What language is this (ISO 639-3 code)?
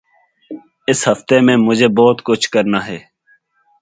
urd